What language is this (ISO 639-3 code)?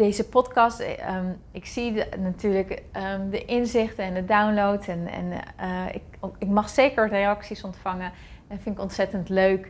nld